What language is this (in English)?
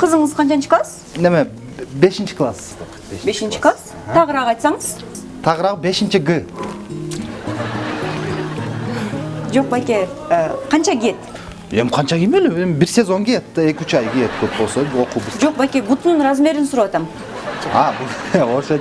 Turkish